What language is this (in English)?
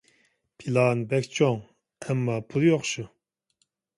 Uyghur